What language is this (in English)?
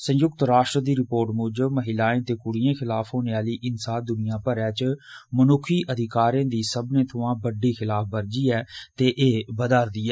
Dogri